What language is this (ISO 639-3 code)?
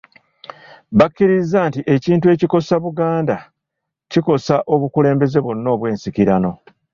lug